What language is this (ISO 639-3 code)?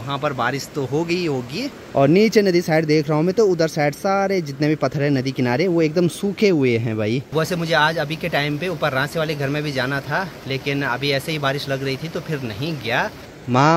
hin